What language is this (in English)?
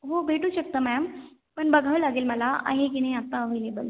Marathi